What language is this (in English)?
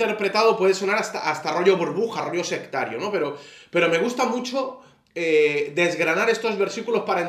Spanish